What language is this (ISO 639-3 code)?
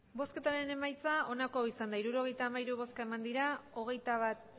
eus